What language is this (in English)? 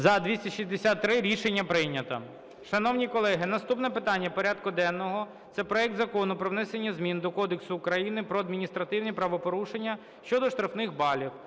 Ukrainian